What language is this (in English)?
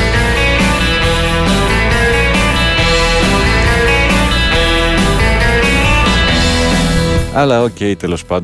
Greek